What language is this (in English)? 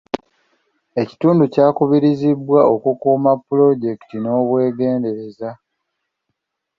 Ganda